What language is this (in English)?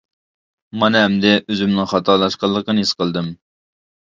Uyghur